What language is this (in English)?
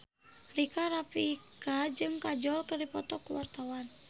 Sundanese